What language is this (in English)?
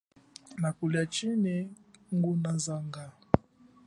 Chokwe